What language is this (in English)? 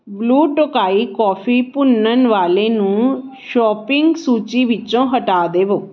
Punjabi